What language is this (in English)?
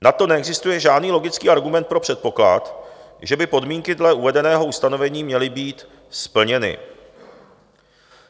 Czech